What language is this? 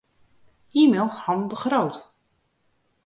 Western Frisian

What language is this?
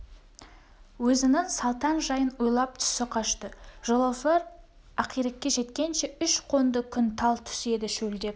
Kazakh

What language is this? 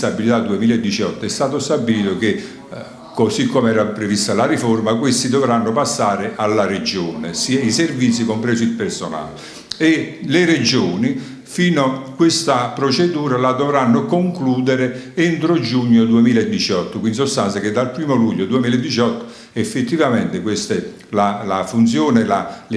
Italian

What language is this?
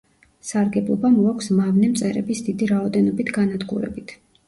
Georgian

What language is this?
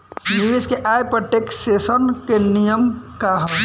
Bhojpuri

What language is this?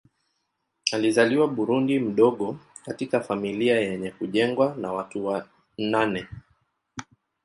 Swahili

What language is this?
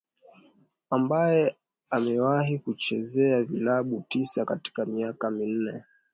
Swahili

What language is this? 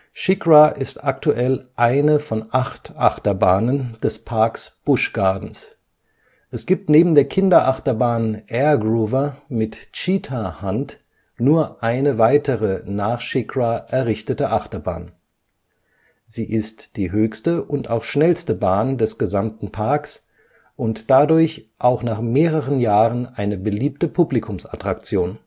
German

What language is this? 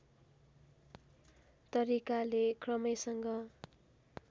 Nepali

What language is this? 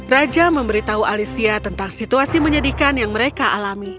Indonesian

